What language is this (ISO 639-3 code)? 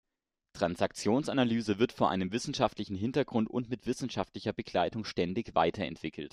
deu